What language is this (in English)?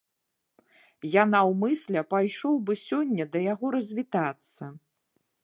Belarusian